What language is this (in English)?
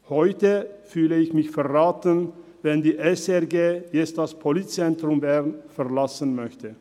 Swiss German